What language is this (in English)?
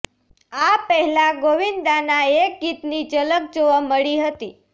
Gujarati